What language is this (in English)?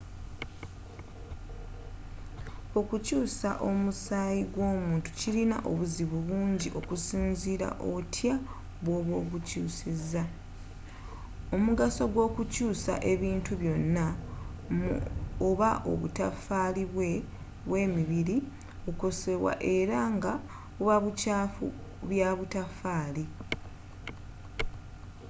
Ganda